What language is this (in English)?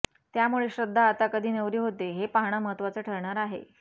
Marathi